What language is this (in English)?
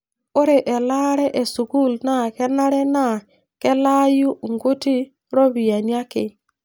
Masai